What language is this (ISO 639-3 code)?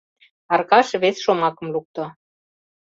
chm